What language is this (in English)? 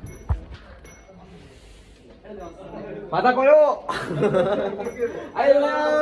Japanese